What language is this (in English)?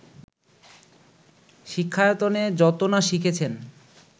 Bangla